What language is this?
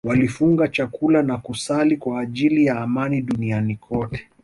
Swahili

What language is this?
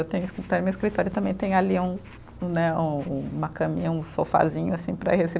Portuguese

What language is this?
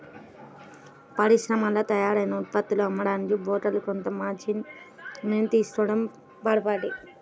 Telugu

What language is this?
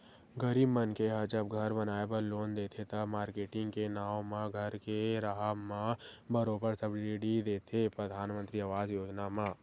Chhattisgarhi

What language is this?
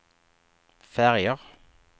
Swedish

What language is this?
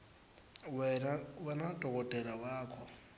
Swati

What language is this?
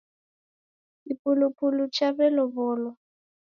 Taita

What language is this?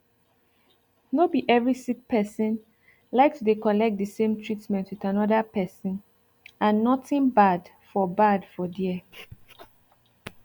Nigerian Pidgin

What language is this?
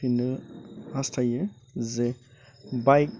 Bodo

